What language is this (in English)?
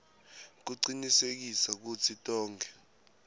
Swati